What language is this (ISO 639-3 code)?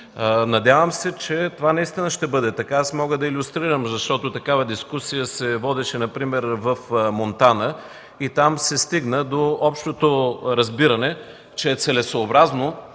bul